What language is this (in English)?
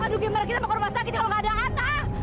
Indonesian